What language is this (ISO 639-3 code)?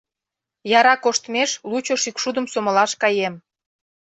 chm